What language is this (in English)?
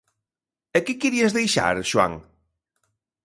Galician